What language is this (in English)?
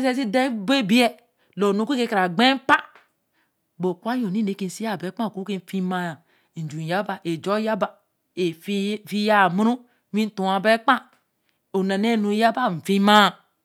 Eleme